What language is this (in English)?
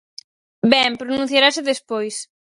Galician